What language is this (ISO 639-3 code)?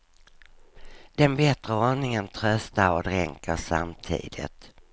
swe